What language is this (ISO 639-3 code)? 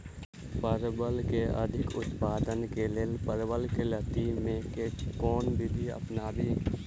mai